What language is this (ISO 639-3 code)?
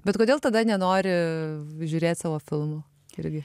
lit